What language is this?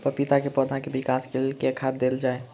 Maithili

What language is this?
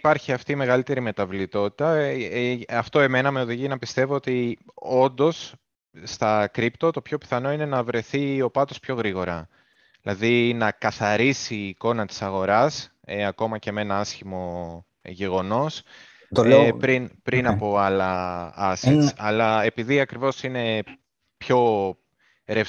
Greek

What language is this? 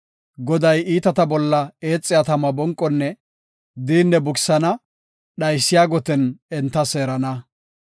Gofa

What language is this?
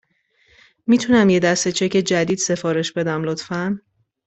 Persian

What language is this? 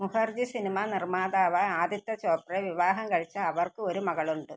Malayalam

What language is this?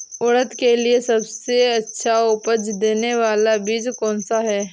Hindi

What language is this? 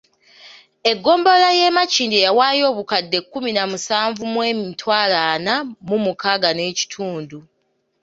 Ganda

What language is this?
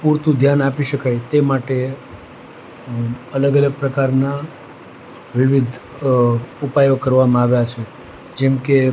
Gujarati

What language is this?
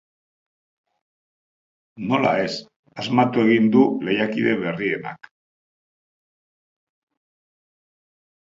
Basque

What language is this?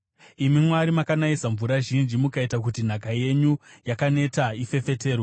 Shona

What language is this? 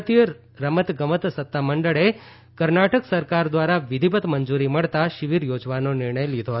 Gujarati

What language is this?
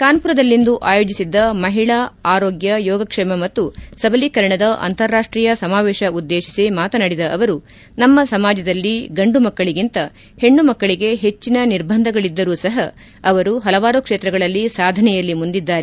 Kannada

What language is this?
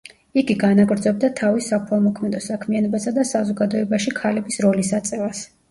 Georgian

